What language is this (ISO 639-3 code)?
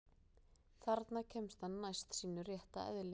isl